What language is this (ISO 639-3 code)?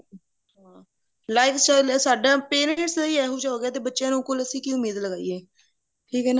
pan